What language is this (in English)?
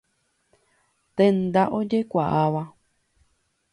Guarani